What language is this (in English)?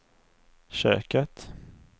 Swedish